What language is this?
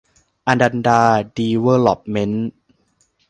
Thai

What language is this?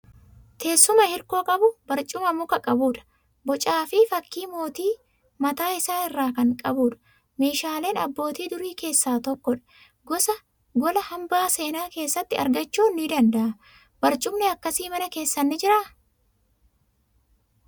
Oromo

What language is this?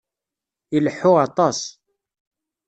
Kabyle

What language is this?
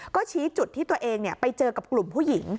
Thai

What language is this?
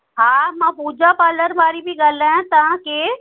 Sindhi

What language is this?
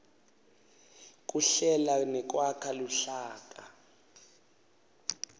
Swati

